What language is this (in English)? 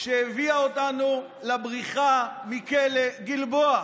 Hebrew